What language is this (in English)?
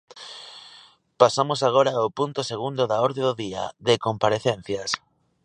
Galician